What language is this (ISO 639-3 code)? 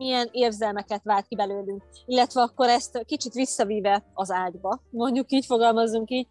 hun